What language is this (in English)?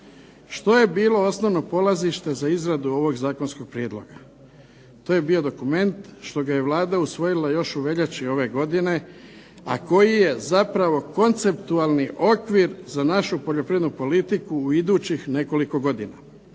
Croatian